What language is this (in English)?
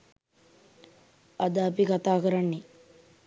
Sinhala